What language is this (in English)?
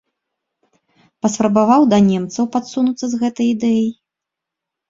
Belarusian